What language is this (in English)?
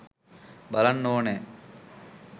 Sinhala